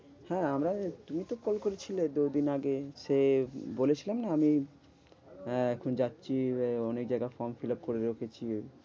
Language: Bangla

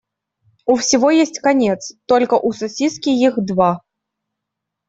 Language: Russian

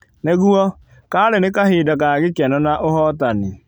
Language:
Kikuyu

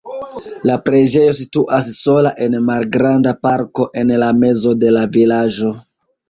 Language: Esperanto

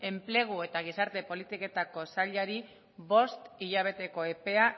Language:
Basque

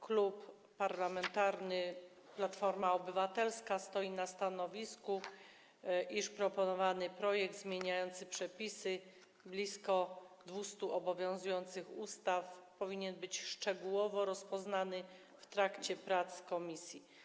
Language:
Polish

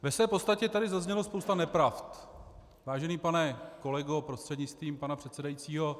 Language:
Czech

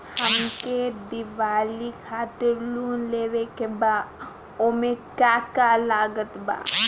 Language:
Bhojpuri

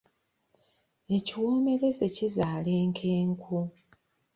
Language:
Ganda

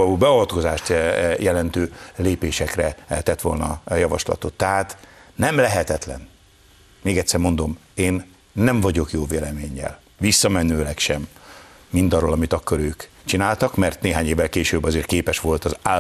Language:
Hungarian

